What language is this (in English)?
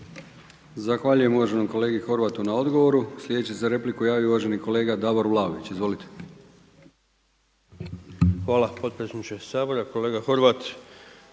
Croatian